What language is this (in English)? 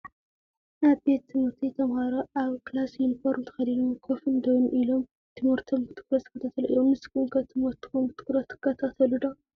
Tigrinya